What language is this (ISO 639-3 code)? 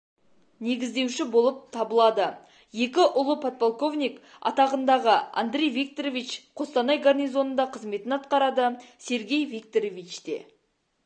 kaz